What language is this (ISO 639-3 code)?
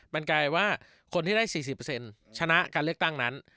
tha